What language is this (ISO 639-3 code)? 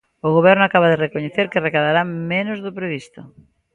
glg